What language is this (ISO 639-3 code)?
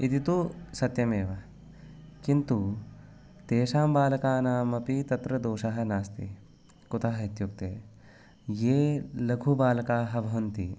san